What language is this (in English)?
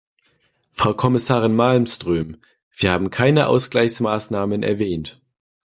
German